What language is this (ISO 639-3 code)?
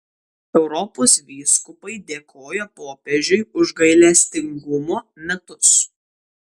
lit